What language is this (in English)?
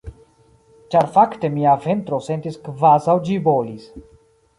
Esperanto